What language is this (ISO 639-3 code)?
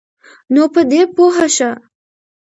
pus